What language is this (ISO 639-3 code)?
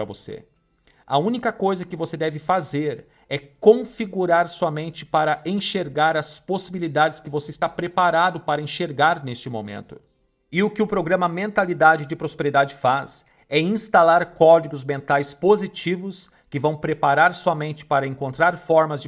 por